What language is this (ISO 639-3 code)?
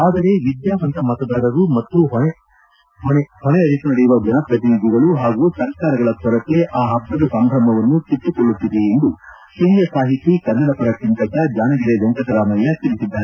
kan